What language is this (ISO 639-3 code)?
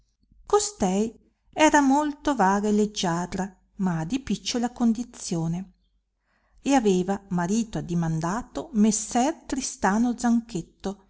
ita